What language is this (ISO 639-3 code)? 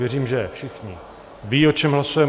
ces